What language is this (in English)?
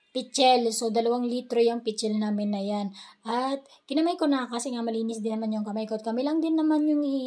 Filipino